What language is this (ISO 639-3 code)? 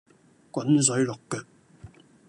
yue